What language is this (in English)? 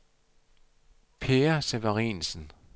Danish